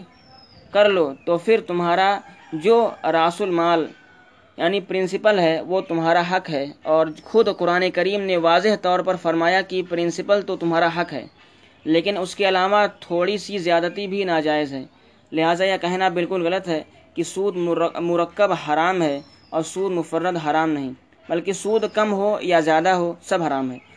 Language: Urdu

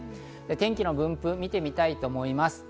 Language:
Japanese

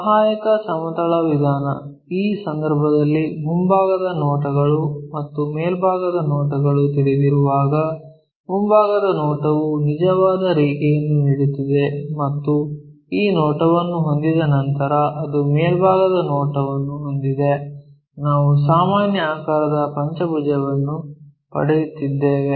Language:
Kannada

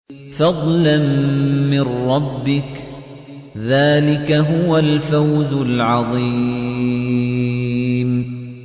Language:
Arabic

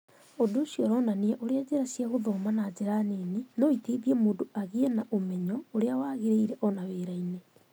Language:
Kikuyu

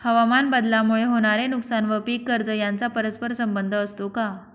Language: Marathi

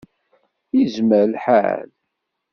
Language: Kabyle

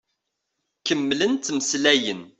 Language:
Kabyle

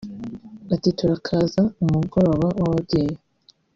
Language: Kinyarwanda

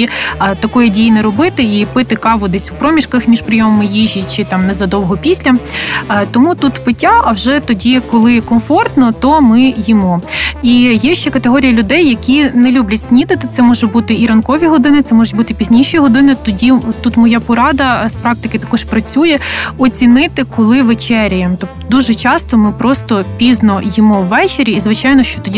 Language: Ukrainian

